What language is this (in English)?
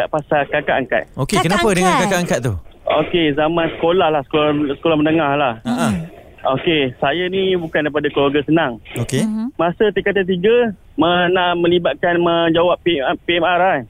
Malay